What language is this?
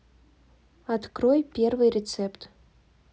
Russian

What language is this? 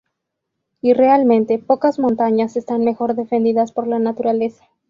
Spanish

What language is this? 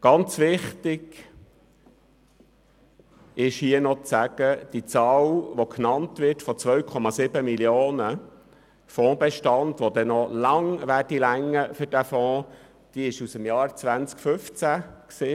Swiss German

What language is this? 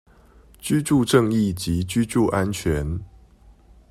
Chinese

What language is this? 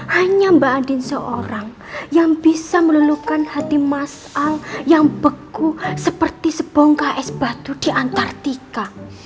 Indonesian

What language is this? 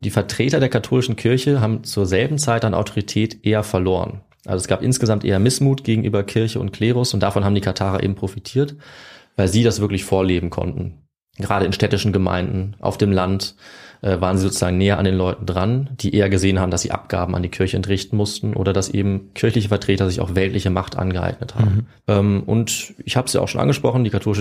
German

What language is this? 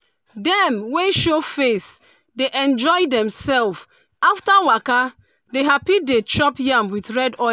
Nigerian Pidgin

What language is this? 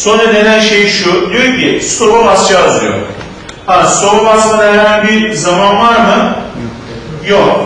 Turkish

